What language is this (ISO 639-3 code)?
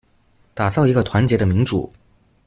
zho